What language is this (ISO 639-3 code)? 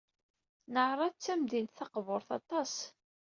kab